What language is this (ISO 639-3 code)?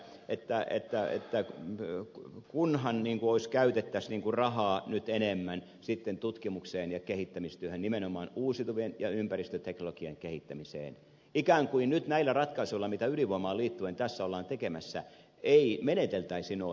fin